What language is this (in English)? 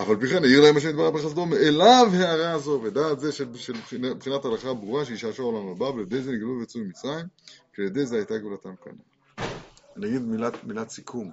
Hebrew